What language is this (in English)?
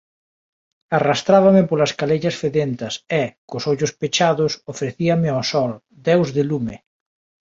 Galician